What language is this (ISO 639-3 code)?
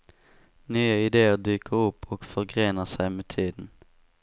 swe